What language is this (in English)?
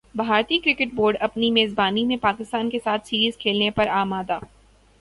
Urdu